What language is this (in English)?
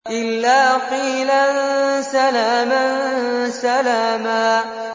Arabic